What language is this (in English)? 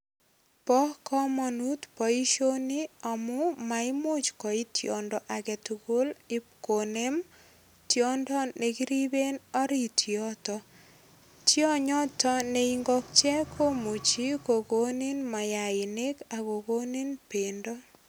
Kalenjin